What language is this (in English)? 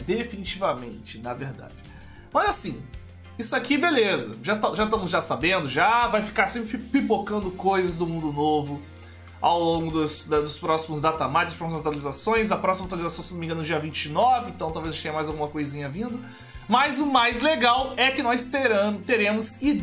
Portuguese